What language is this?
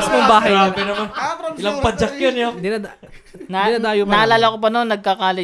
Filipino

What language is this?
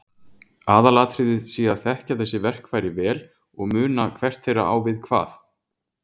Icelandic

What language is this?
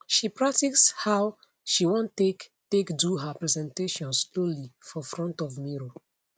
Nigerian Pidgin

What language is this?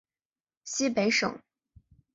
Chinese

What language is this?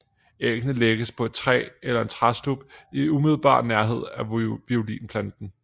Danish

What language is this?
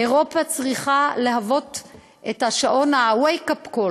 Hebrew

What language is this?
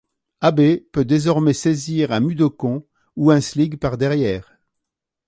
French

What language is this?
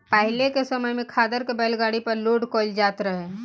Bhojpuri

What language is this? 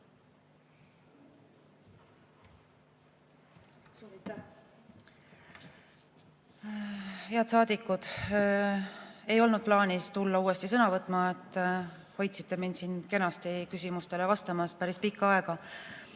Estonian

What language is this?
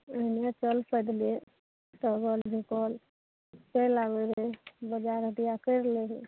Maithili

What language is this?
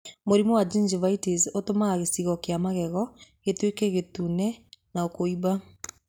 Kikuyu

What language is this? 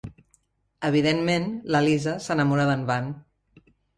Catalan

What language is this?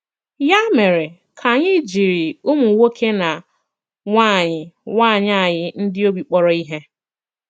Igbo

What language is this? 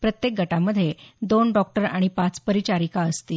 Marathi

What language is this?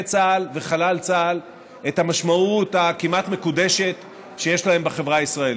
Hebrew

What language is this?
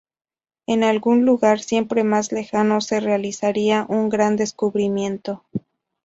Spanish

